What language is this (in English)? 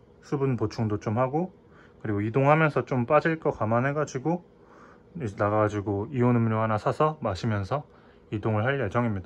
Korean